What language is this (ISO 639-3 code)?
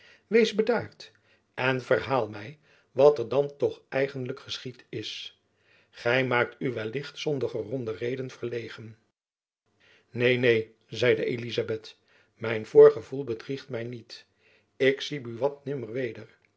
nld